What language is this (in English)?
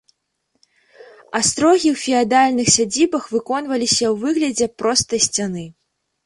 Belarusian